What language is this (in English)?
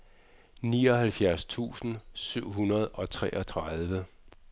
Danish